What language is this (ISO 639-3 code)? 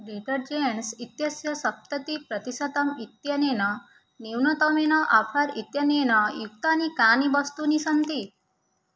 san